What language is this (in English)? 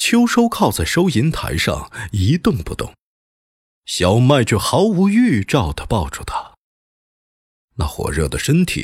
Chinese